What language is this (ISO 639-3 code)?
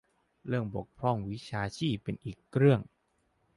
tha